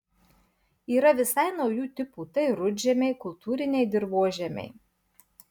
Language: Lithuanian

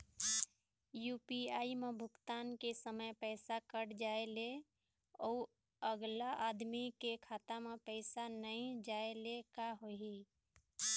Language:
Chhattisgarhi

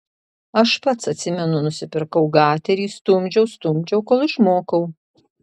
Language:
Lithuanian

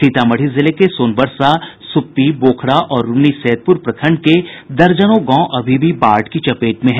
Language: Hindi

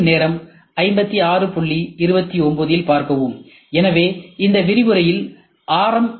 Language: Tamil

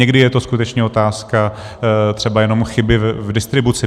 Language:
Czech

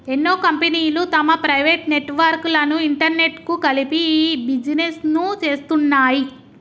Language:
Telugu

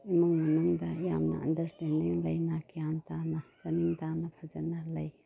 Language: Manipuri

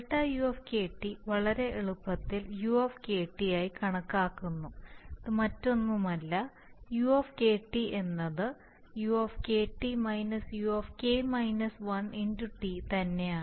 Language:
Malayalam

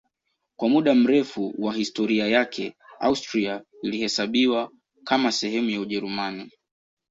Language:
Swahili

